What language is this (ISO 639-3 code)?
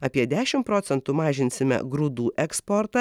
lit